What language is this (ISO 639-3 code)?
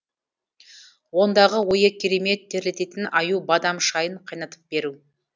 kaz